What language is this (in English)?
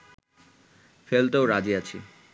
Bangla